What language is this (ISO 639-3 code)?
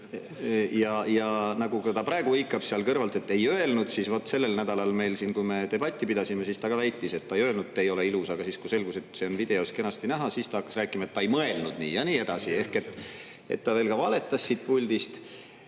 est